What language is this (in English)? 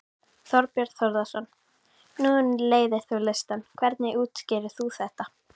Icelandic